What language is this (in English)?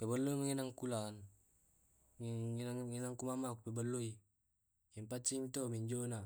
Tae'